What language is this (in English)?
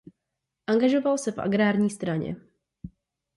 Czech